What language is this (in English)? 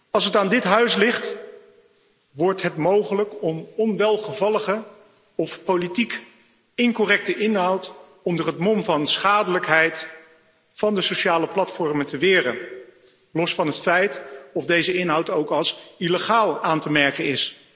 Dutch